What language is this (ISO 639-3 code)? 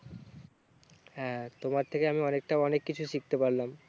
ben